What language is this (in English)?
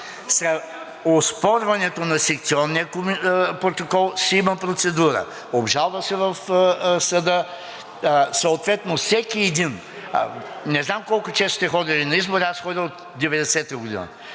Bulgarian